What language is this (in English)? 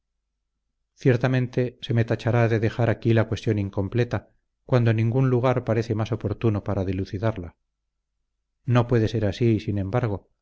Spanish